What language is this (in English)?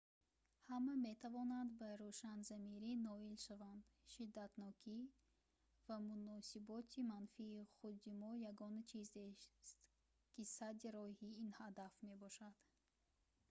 Tajik